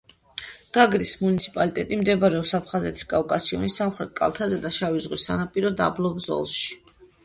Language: Georgian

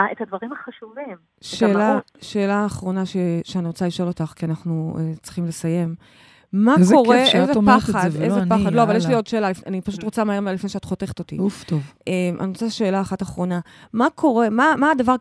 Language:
Hebrew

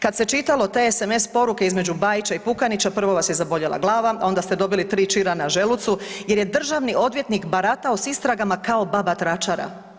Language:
Croatian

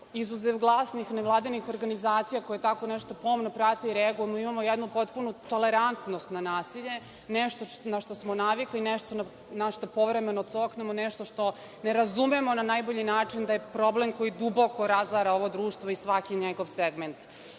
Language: Serbian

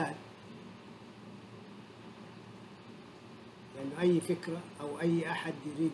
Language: Arabic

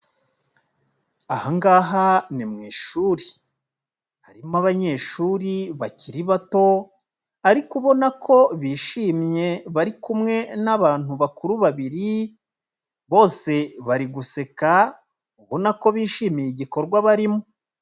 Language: Kinyarwanda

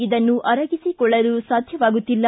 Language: Kannada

